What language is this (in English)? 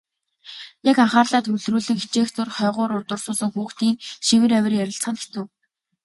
Mongolian